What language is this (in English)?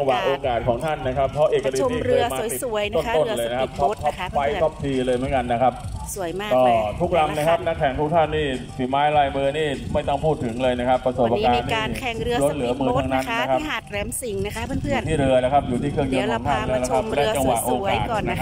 Thai